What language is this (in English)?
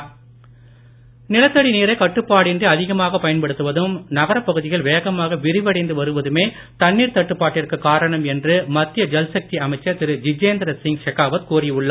Tamil